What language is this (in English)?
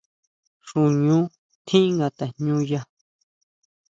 Huautla Mazatec